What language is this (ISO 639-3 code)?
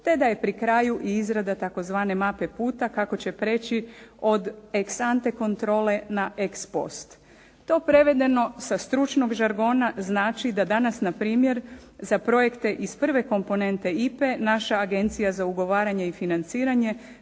hrv